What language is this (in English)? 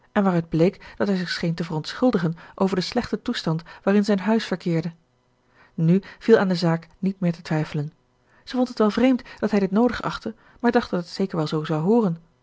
Dutch